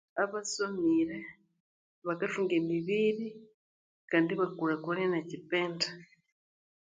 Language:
Konzo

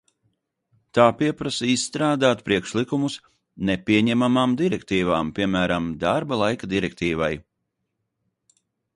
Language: Latvian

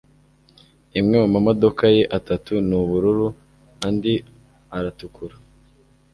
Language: Kinyarwanda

